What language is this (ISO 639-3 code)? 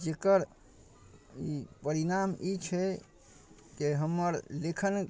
mai